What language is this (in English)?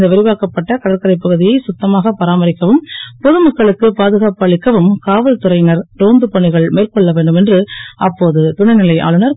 Tamil